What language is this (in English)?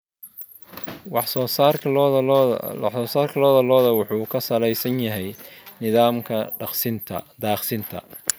Somali